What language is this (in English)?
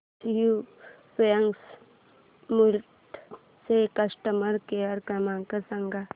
Marathi